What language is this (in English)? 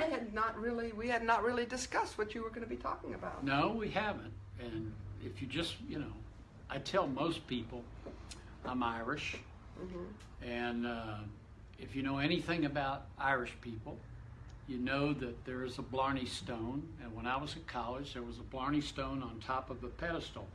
English